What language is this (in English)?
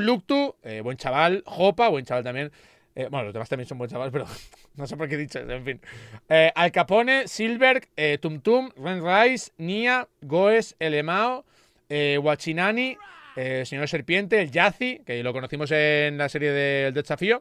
Spanish